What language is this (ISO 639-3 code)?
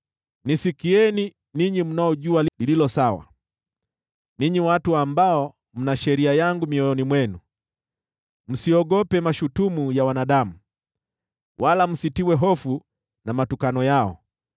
swa